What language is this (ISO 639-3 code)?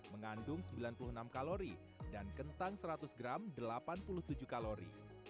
ind